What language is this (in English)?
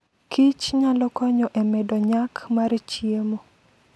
Luo (Kenya and Tanzania)